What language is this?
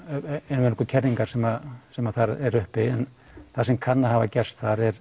Icelandic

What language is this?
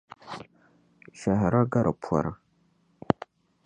Dagbani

